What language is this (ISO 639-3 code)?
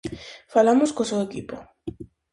glg